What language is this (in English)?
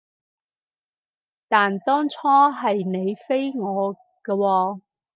Cantonese